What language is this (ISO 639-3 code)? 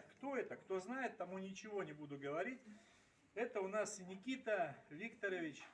rus